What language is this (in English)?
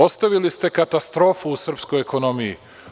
Serbian